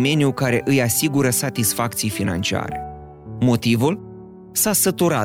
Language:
Romanian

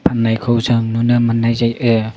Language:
Bodo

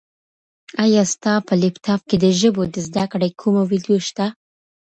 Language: Pashto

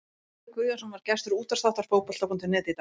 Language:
Icelandic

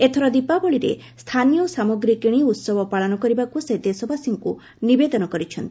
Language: Odia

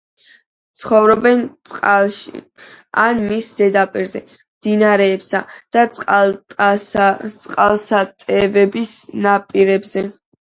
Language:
Georgian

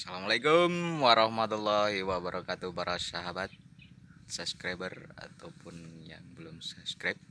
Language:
Indonesian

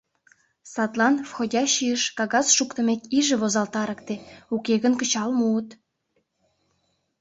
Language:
Mari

